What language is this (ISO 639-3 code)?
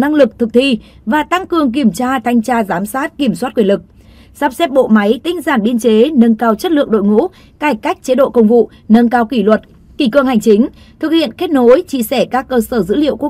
vie